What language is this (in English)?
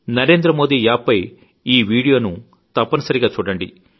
Telugu